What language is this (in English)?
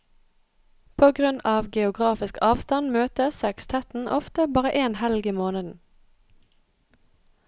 Norwegian